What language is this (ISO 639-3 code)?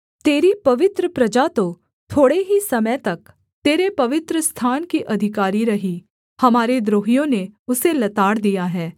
hin